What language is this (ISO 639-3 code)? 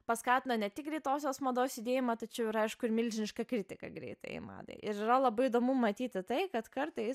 lit